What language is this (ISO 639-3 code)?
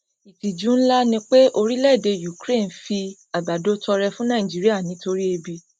yor